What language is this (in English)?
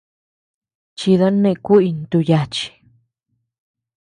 Tepeuxila Cuicatec